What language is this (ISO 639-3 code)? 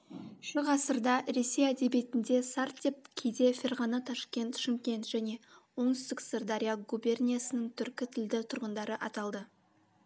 kaz